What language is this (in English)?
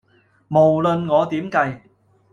Cantonese